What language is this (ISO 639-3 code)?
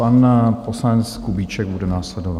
ces